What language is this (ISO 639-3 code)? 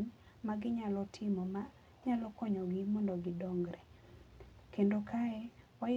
luo